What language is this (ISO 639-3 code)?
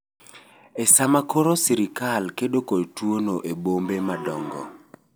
luo